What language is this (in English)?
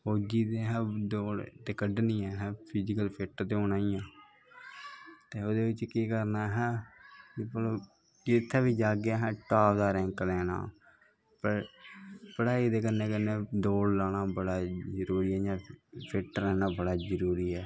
Dogri